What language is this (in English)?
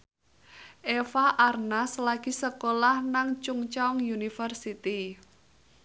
Javanese